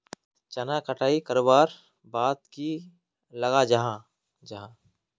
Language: Magahi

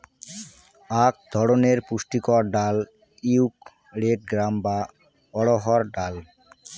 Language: Bangla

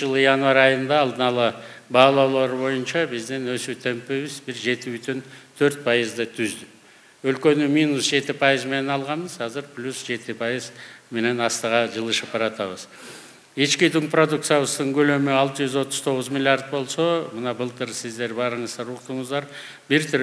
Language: Turkish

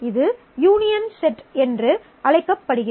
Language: Tamil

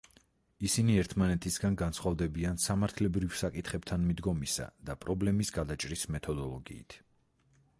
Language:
Georgian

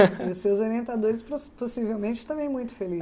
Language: Portuguese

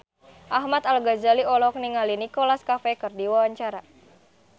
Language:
Sundanese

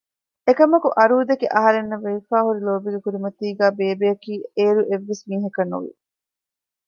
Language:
Divehi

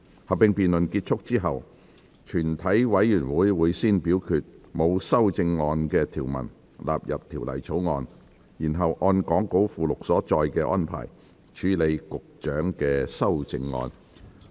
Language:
Cantonese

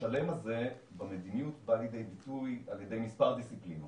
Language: Hebrew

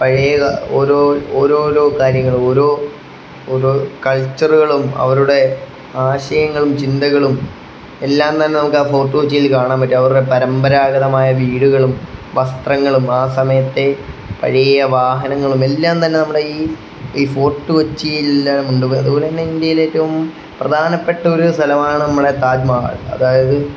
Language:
Malayalam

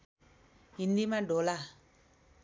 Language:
Nepali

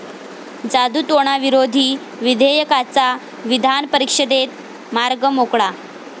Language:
Marathi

